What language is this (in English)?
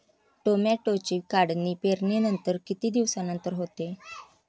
Marathi